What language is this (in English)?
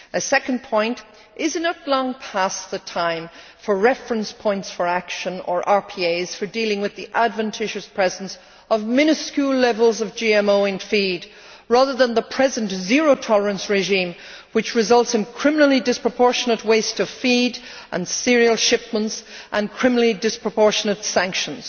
English